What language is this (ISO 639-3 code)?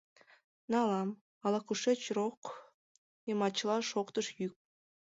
chm